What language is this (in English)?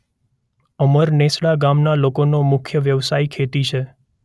Gujarati